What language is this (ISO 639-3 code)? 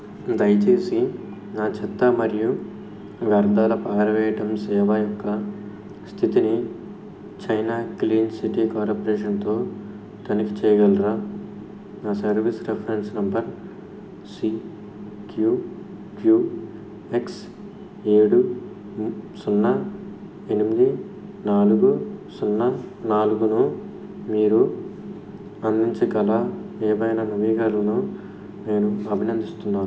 tel